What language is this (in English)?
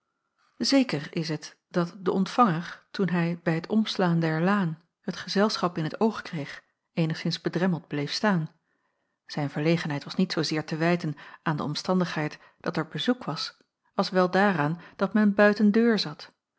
Dutch